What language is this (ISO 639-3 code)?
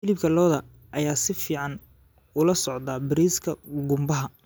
som